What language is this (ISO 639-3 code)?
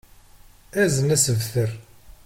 kab